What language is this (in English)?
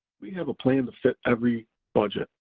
English